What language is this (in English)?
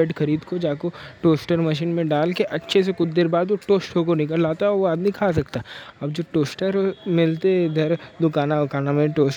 Deccan